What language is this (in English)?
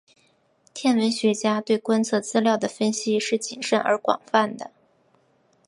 Chinese